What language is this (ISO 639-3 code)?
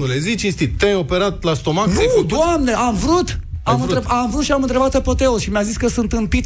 ron